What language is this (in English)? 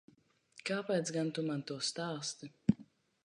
Latvian